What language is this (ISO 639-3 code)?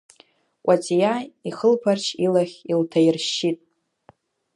abk